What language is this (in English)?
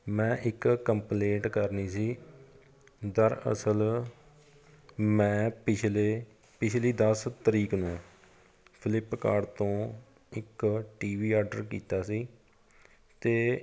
Punjabi